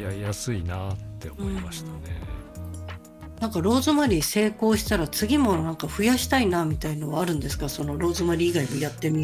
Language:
Japanese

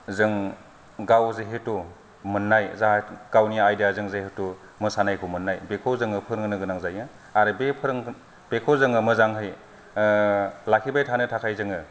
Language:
Bodo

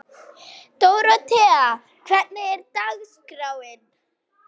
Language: Icelandic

